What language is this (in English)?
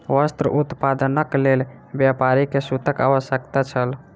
Maithili